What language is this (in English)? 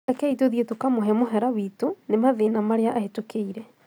Kikuyu